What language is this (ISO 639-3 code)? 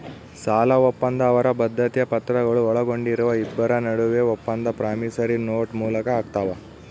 kan